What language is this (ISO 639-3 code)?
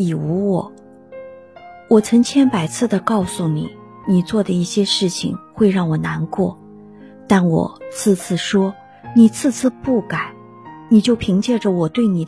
zho